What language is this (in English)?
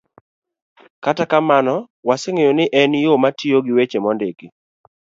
Luo (Kenya and Tanzania)